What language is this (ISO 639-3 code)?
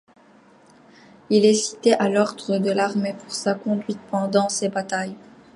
fra